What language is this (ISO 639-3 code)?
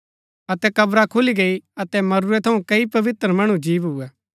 gbk